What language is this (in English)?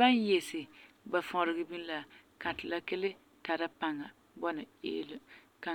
Frafra